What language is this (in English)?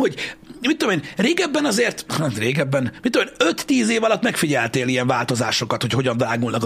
Hungarian